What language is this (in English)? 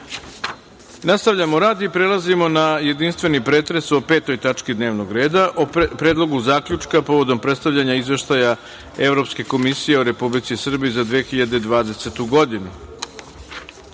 Serbian